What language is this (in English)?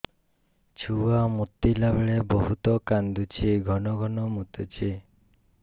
Odia